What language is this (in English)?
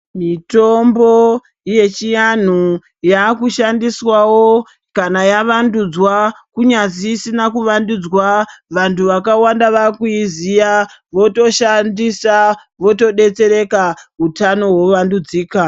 Ndau